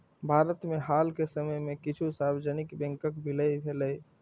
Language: Maithili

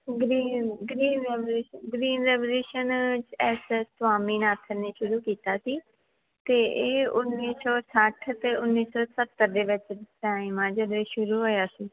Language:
Punjabi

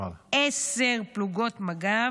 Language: Hebrew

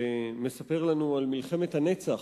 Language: Hebrew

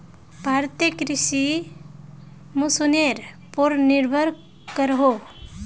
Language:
Magahi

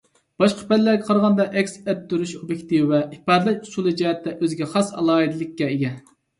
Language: Uyghur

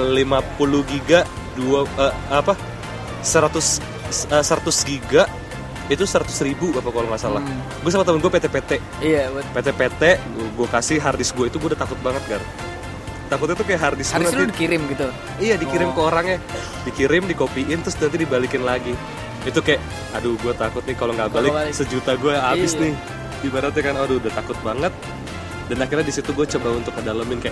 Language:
Indonesian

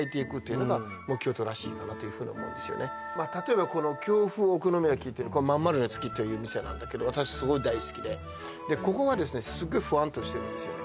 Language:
Japanese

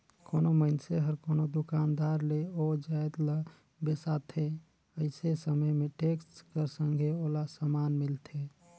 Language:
Chhattisgarhi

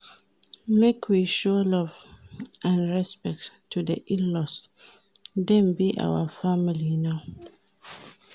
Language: Nigerian Pidgin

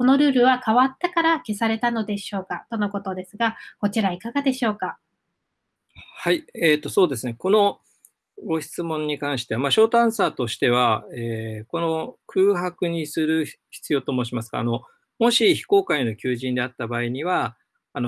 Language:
Japanese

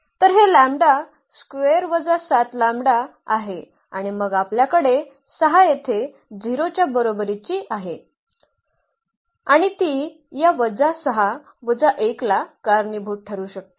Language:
Marathi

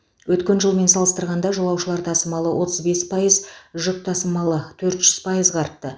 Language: Kazakh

